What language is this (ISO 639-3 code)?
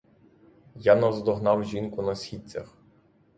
ukr